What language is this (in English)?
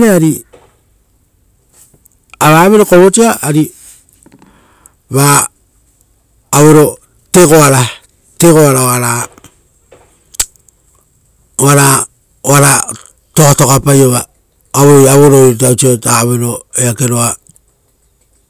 Rotokas